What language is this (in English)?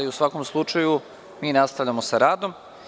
Serbian